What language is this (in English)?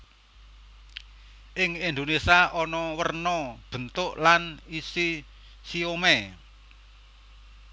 Javanese